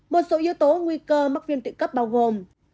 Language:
Vietnamese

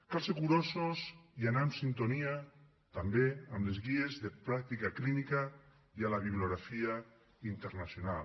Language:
Catalan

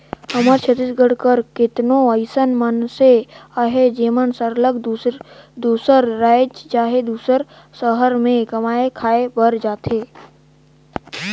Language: Chhattisgarhi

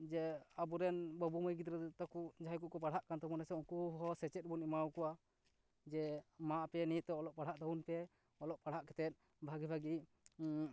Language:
Santali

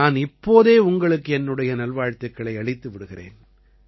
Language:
Tamil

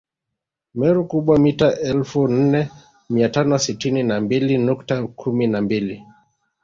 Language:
Swahili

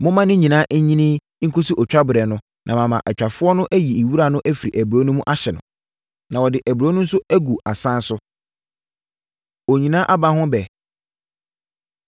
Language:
Akan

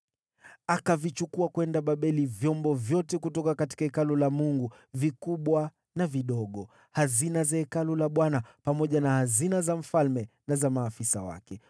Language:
Swahili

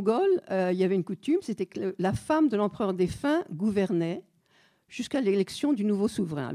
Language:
French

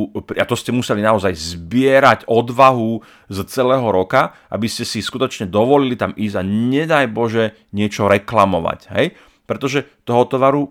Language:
Slovak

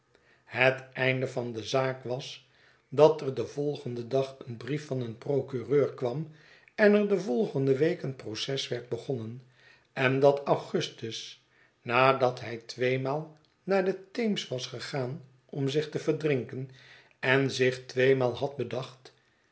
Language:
Dutch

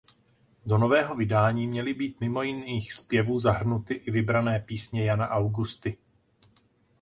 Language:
Czech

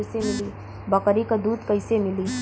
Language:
Bhojpuri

